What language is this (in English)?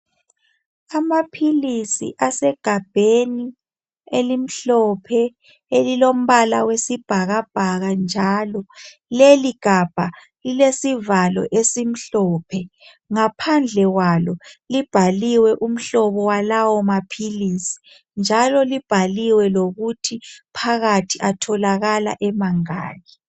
North Ndebele